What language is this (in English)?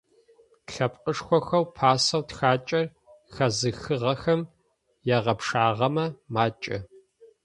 Adyghe